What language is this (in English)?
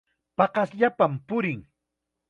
Chiquián Ancash Quechua